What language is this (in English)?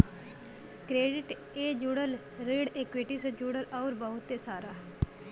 Bhojpuri